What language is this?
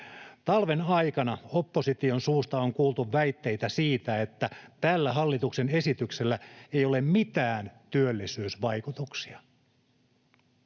Finnish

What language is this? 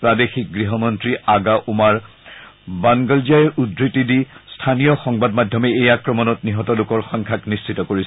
Assamese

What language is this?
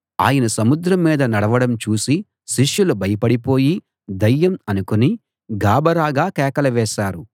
Telugu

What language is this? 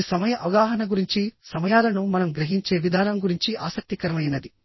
Telugu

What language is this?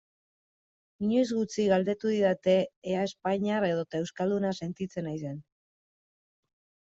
Basque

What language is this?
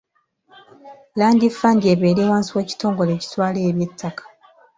Ganda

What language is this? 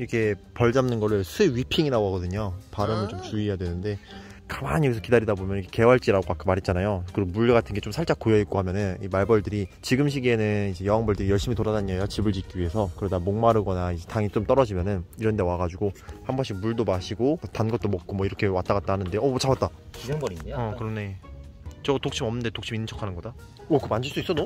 Korean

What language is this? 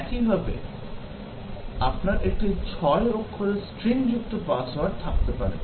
Bangla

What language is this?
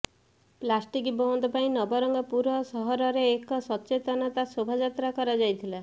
Odia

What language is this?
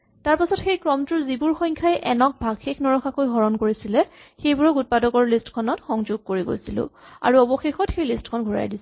Assamese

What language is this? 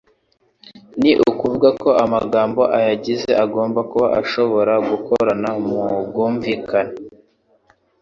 Kinyarwanda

